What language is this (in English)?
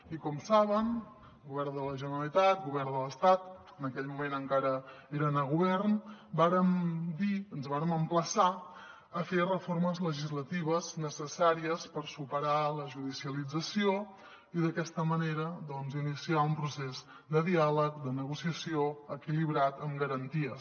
Catalan